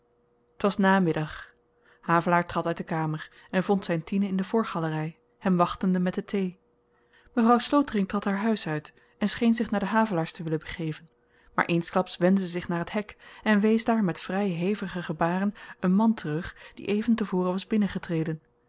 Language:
Dutch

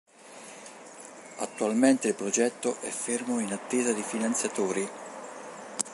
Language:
Italian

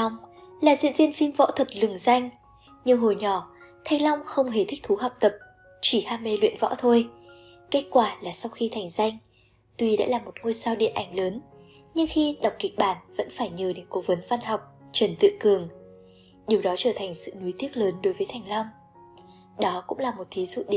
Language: Vietnamese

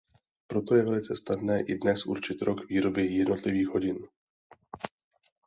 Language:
Czech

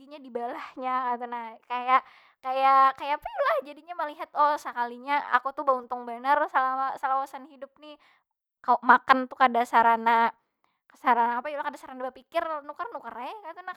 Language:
Banjar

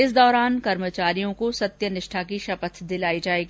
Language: Hindi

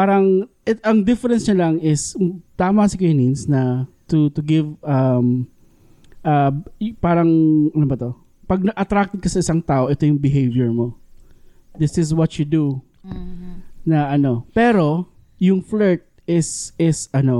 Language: Filipino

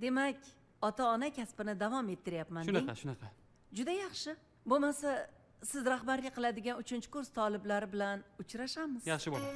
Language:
Turkish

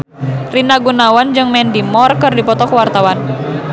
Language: Sundanese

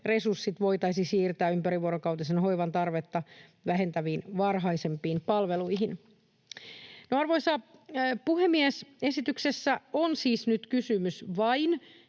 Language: Finnish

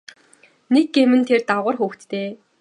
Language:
Mongolian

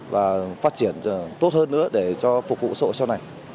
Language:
Vietnamese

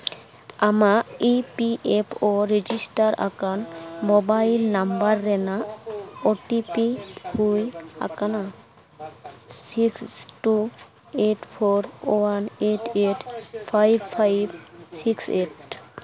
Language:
Santali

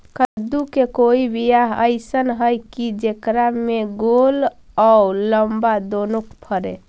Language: Magahi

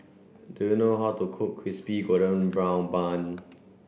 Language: English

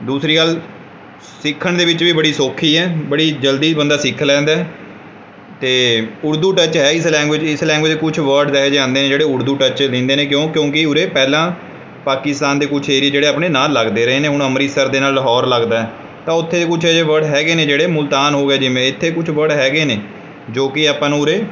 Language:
Punjabi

